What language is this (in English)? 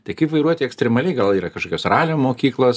Lithuanian